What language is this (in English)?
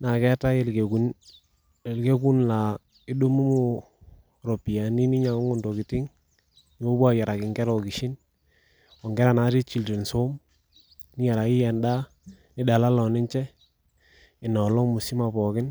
Masai